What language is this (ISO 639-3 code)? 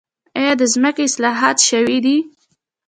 pus